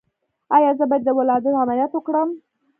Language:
Pashto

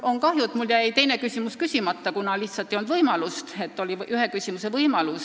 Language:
Estonian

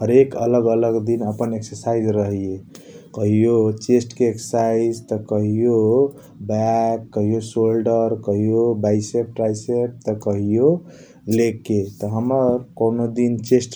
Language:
Kochila Tharu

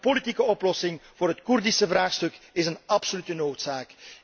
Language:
Dutch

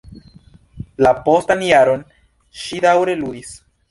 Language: Esperanto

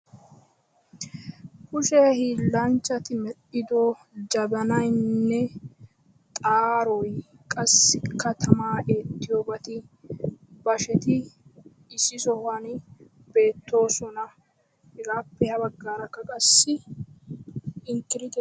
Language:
Wolaytta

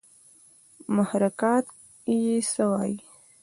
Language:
Pashto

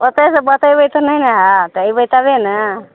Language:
Maithili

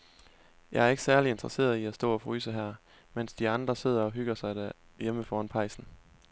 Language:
Danish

